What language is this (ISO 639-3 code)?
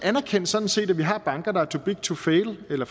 dan